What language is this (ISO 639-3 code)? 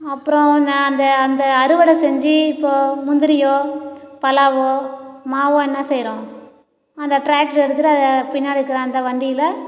tam